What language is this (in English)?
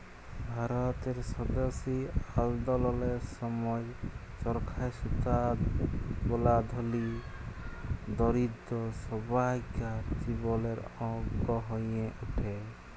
Bangla